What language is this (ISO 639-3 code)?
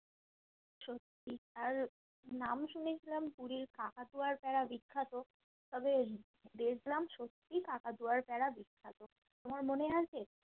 ben